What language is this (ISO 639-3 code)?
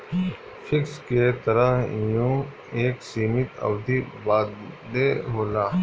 bho